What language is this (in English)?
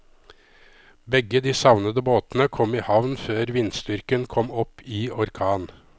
Norwegian